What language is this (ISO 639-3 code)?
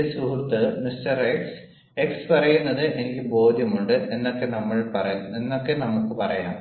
mal